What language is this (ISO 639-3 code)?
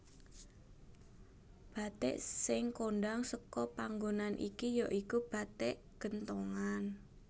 jav